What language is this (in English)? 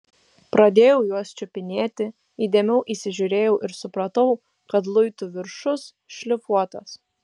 Lithuanian